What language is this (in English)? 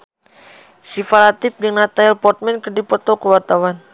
Sundanese